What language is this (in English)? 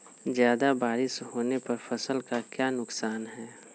Magahi